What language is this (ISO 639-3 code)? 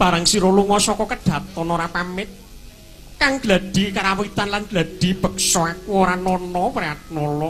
ind